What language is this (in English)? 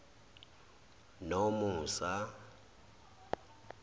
Zulu